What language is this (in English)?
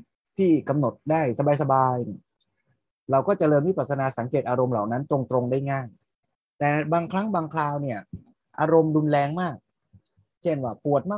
Thai